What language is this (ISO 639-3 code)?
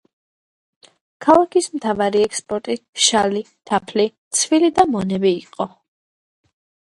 kat